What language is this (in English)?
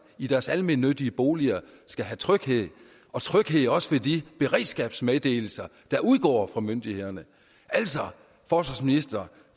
Danish